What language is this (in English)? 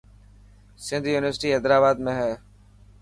Dhatki